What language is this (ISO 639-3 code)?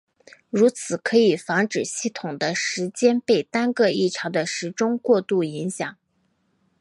zho